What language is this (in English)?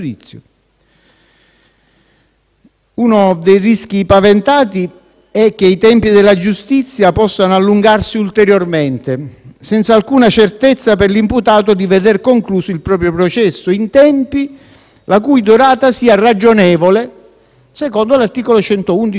Italian